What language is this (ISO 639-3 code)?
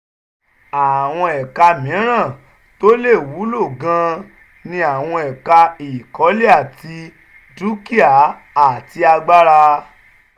yor